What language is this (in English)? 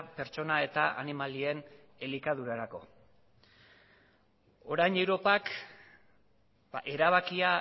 Basque